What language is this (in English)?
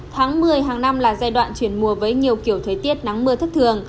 Vietnamese